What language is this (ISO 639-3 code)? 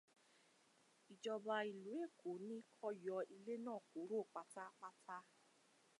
yor